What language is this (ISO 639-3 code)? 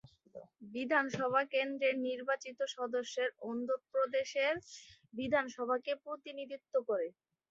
ben